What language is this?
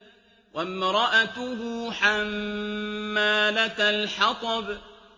Arabic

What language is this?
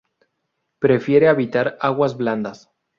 Spanish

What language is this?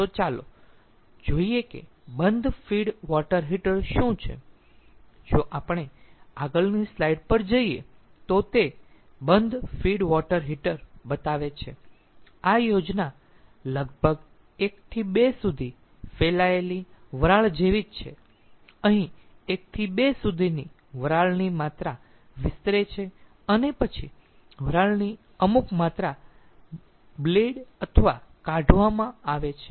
Gujarati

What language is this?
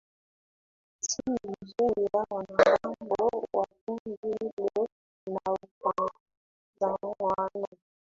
Swahili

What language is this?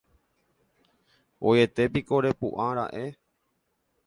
Guarani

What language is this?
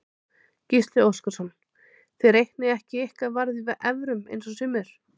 Icelandic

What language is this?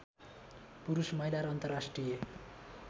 Nepali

